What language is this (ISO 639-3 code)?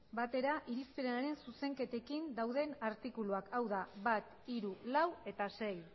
eus